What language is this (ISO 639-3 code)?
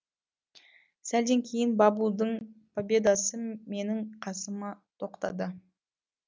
kaz